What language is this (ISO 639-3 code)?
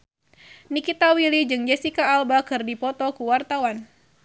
sun